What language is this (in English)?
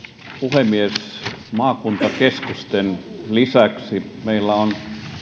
Finnish